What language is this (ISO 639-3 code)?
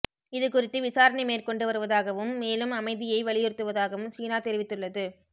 tam